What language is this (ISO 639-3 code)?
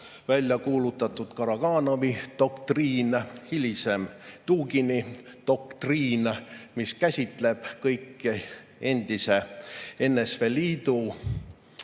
est